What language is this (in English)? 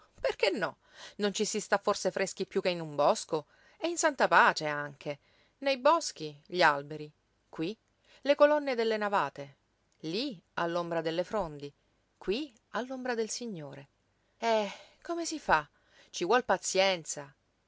Italian